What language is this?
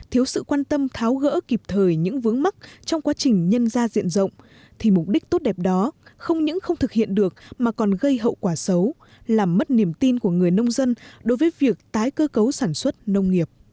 Vietnamese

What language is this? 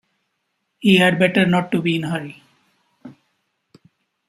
English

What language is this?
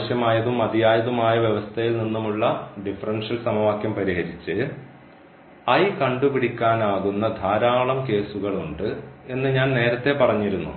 Malayalam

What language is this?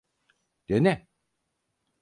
Turkish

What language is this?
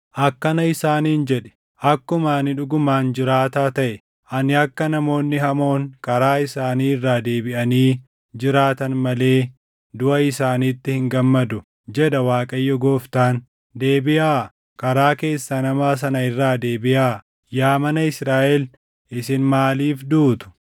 Oromo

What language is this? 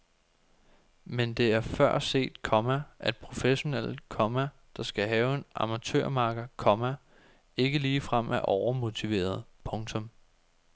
Danish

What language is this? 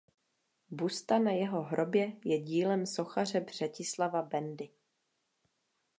Czech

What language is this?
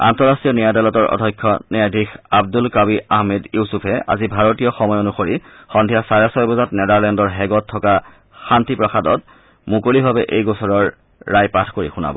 Assamese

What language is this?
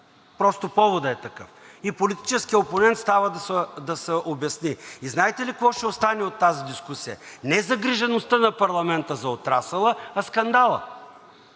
Bulgarian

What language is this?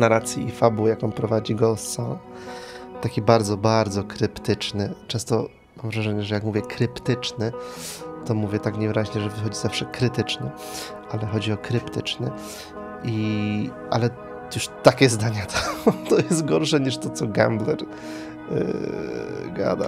Polish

